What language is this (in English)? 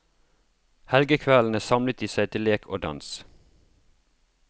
Norwegian